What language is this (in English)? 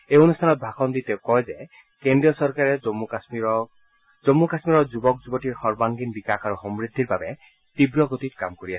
Assamese